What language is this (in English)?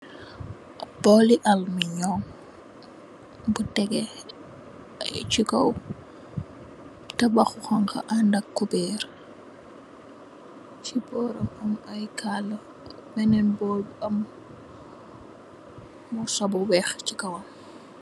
Wolof